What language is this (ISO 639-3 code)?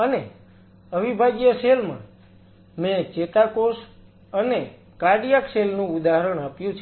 guj